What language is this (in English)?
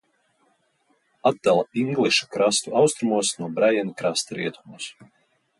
Latvian